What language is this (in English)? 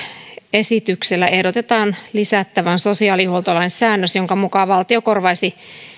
Finnish